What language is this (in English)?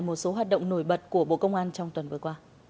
Vietnamese